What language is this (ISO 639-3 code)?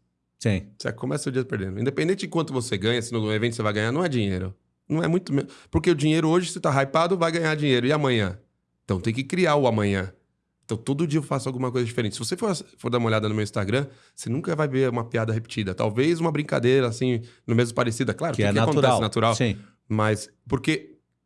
por